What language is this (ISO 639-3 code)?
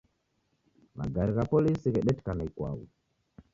dav